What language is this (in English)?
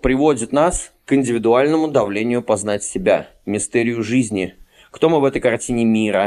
Russian